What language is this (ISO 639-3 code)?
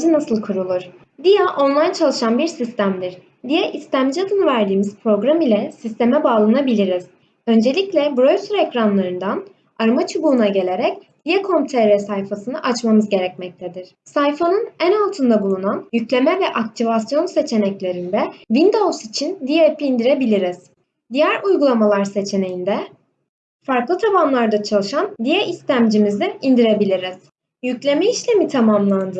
tur